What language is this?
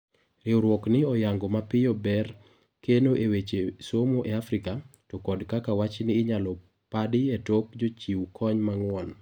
Luo (Kenya and Tanzania)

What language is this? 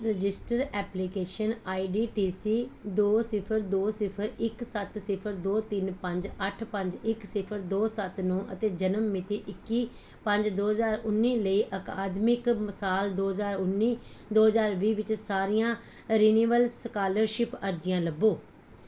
Punjabi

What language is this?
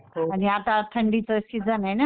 Marathi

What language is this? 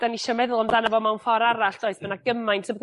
Welsh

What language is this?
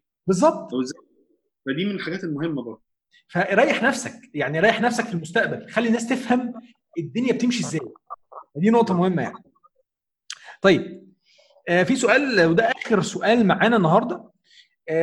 Arabic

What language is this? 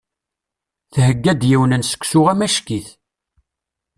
Kabyle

